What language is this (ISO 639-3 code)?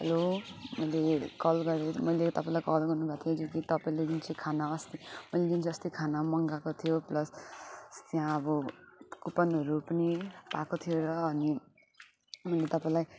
nep